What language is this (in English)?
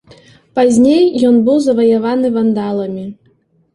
Belarusian